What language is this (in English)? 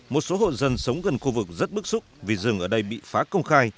Vietnamese